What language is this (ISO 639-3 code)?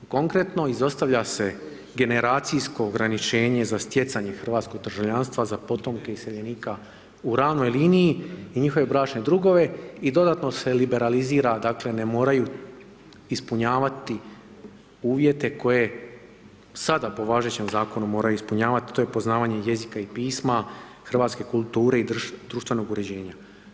hrv